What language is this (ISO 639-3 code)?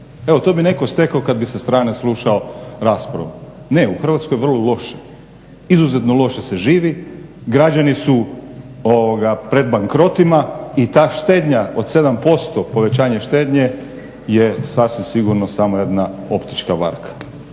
hrv